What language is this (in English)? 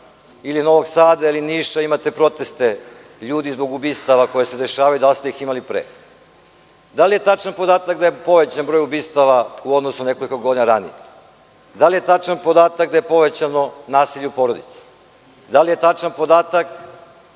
Serbian